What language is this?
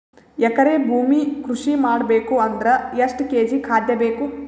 Kannada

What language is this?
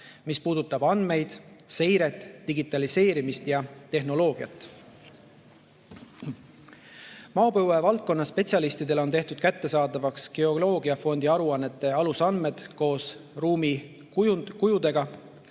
Estonian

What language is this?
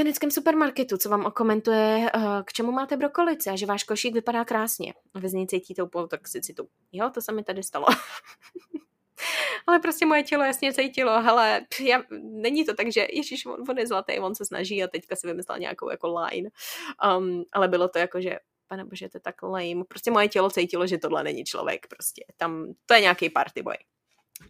Czech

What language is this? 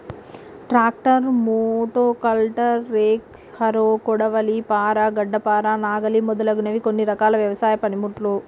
Telugu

